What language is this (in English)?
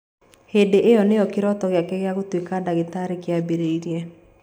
Kikuyu